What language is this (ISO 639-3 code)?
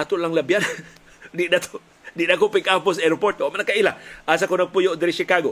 fil